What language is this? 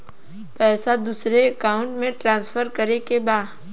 Bhojpuri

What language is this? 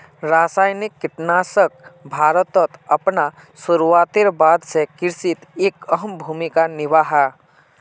Magahi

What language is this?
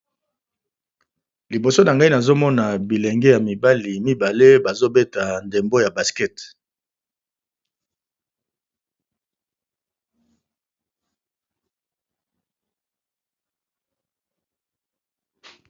Lingala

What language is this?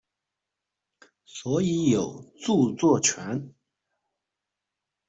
Chinese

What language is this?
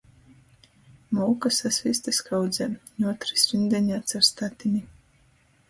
Latgalian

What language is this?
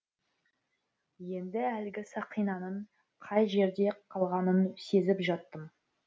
Kazakh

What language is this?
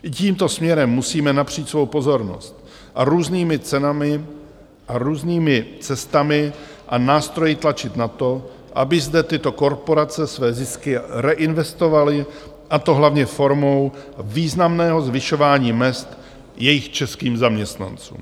Czech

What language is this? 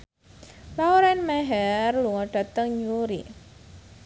Javanese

